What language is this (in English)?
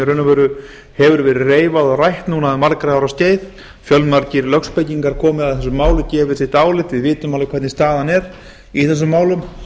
Icelandic